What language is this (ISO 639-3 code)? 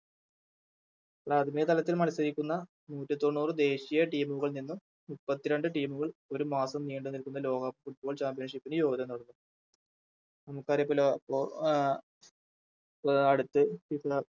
mal